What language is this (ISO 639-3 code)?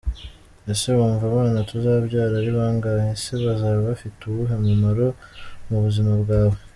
kin